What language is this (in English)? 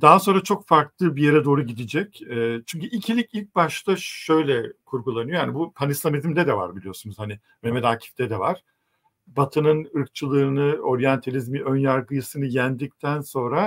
Turkish